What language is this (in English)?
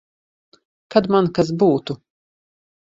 Latvian